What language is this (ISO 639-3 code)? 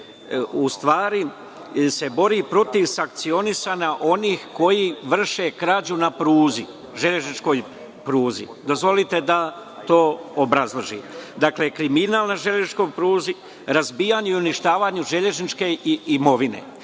srp